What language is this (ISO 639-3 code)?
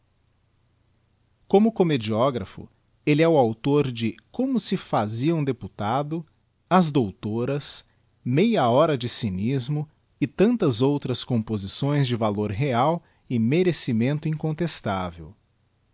por